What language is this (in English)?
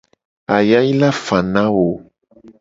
Gen